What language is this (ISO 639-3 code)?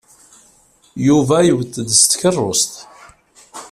kab